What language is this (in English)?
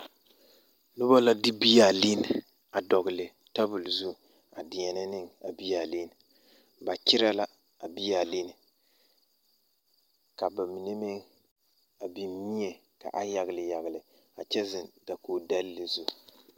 Southern Dagaare